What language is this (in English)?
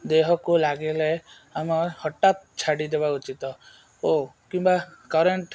Odia